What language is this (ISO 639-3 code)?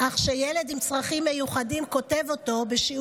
heb